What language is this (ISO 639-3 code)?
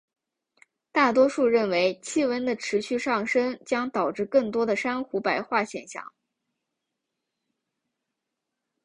zho